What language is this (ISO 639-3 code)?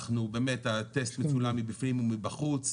heb